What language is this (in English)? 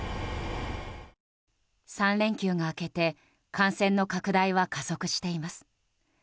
Japanese